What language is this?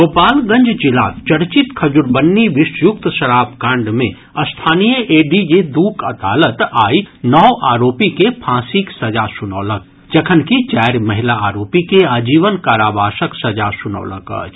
Maithili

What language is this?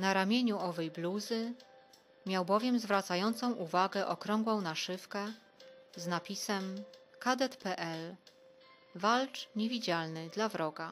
Polish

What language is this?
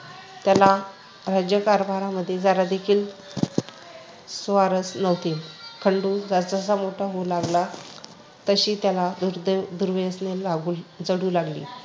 Marathi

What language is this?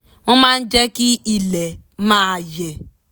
Yoruba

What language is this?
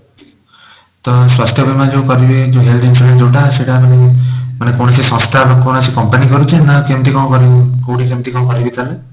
Odia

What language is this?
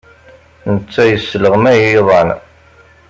Kabyle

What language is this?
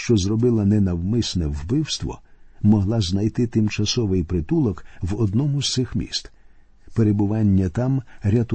Ukrainian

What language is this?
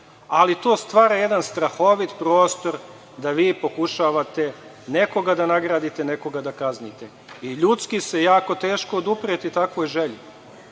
Serbian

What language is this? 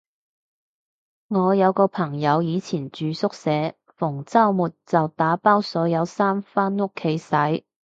Cantonese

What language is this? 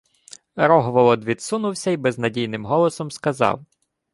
Ukrainian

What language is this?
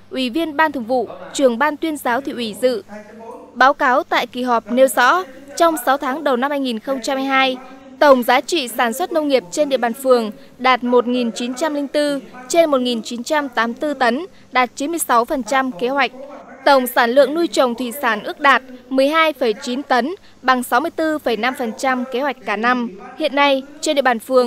Vietnamese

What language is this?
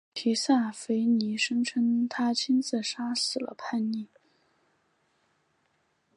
Chinese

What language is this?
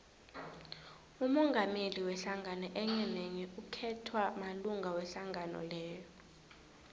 South Ndebele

